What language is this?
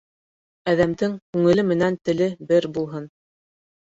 Bashkir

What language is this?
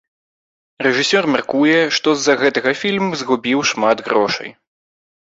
Belarusian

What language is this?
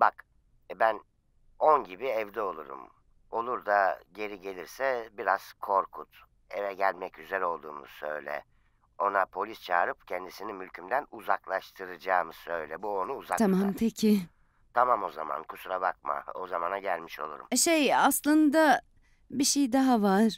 Turkish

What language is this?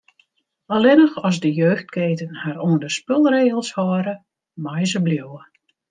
Western Frisian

